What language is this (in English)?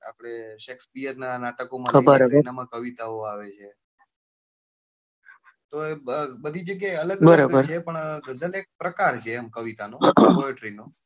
Gujarati